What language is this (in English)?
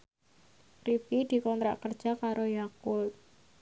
Javanese